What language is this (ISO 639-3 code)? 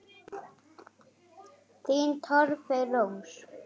isl